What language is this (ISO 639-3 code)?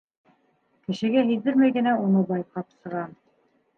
bak